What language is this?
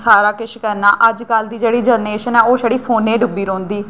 Dogri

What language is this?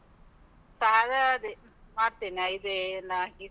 Kannada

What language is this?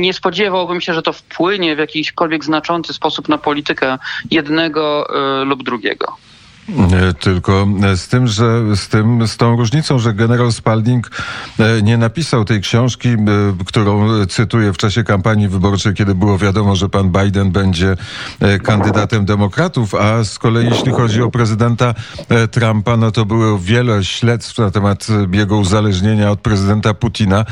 Polish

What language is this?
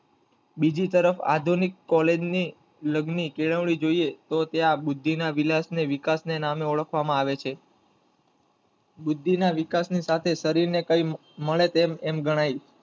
Gujarati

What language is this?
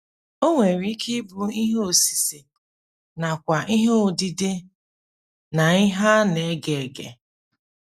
Igbo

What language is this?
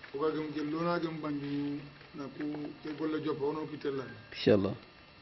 French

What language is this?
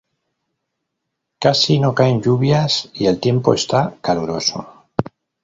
Spanish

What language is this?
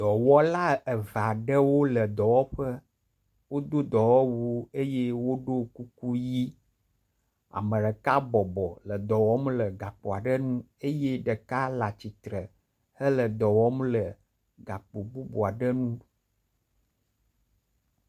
Ewe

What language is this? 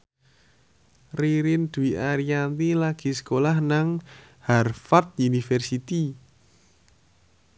Javanese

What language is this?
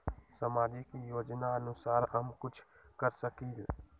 Magahi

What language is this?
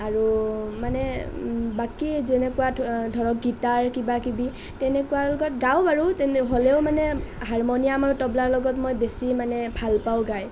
Assamese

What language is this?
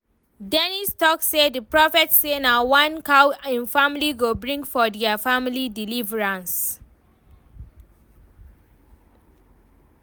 Nigerian Pidgin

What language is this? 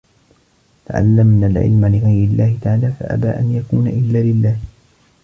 Arabic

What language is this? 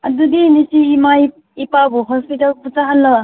Manipuri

